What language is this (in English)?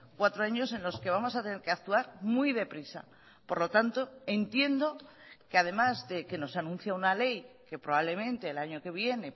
Spanish